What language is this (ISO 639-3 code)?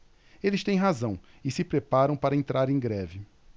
por